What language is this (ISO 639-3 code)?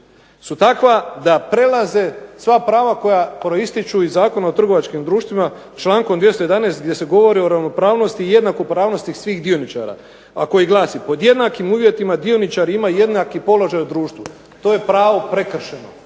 hrv